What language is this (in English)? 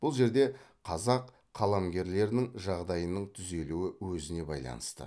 Kazakh